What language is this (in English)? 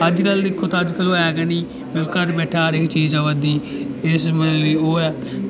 Dogri